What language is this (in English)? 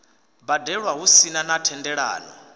Venda